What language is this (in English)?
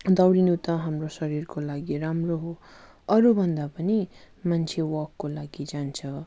Nepali